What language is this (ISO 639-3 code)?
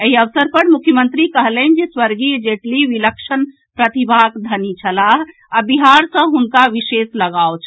mai